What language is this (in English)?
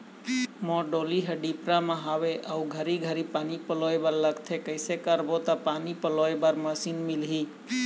Chhattisgarhi